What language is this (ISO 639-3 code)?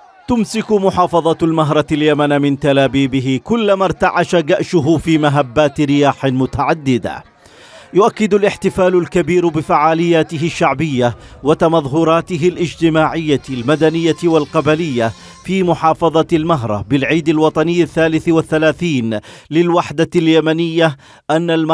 ara